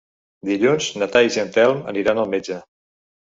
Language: Catalan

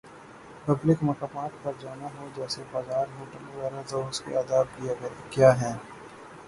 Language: Urdu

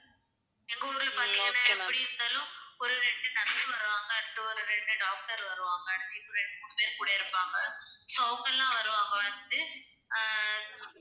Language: Tamil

